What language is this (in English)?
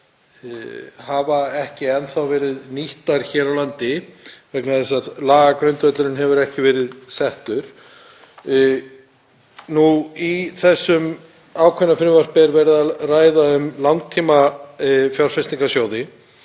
Icelandic